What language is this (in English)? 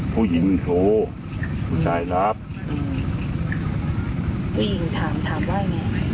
Thai